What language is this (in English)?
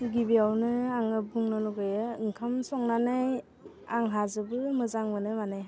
Bodo